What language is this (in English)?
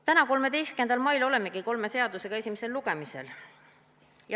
Estonian